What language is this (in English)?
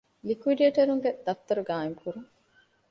Divehi